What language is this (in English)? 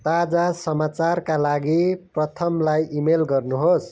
Nepali